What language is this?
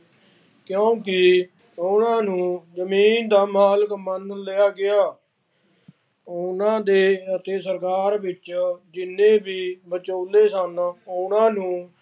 Punjabi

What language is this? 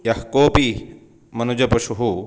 Sanskrit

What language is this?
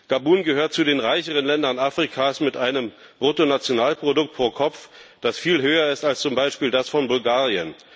German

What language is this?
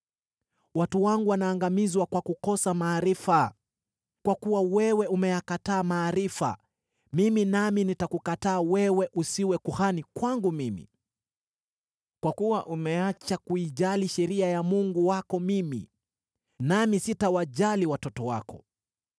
Swahili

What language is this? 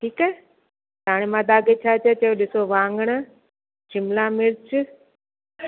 Sindhi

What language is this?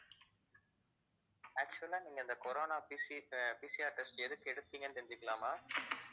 Tamil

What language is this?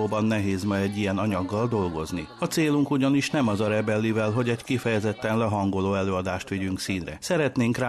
Hungarian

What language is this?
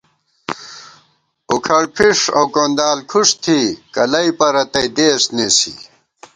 Gawar-Bati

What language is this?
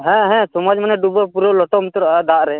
Santali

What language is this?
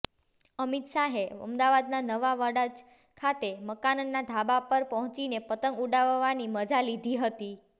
Gujarati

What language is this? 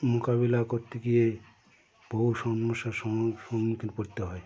Bangla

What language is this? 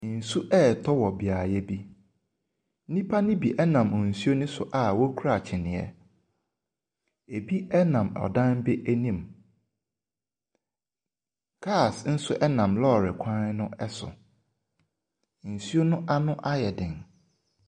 Akan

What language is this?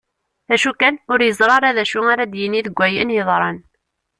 Kabyle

